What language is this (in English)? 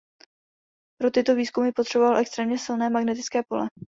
Czech